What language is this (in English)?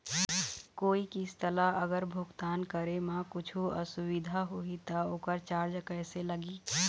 Chhattisgarhi